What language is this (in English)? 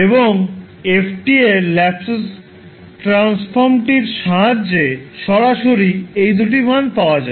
Bangla